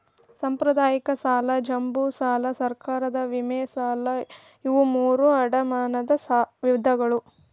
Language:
Kannada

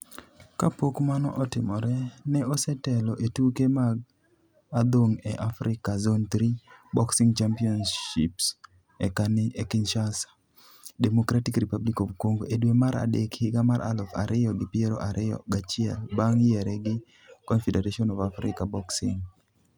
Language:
Luo (Kenya and Tanzania)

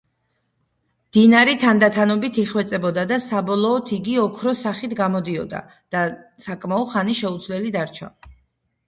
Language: Georgian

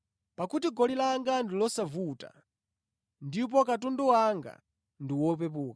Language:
Nyanja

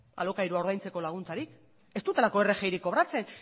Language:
Basque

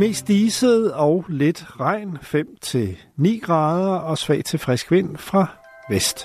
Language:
Danish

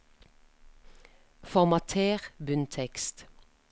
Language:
Norwegian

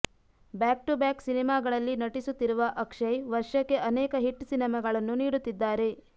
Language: Kannada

